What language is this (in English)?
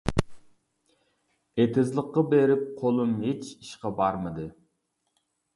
Uyghur